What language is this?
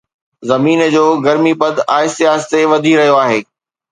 Sindhi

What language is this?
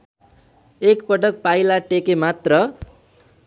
Nepali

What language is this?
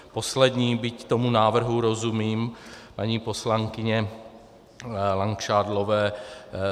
Czech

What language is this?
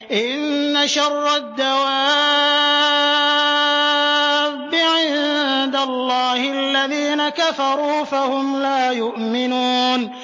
Arabic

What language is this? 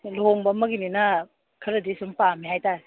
Manipuri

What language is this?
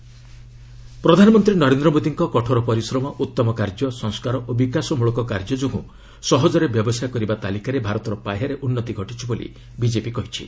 Odia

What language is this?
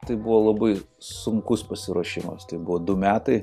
Lithuanian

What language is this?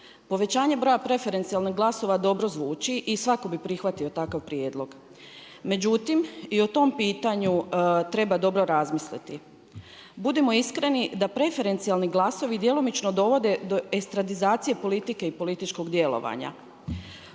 Croatian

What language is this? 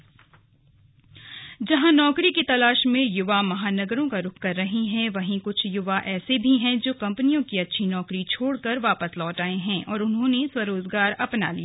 Hindi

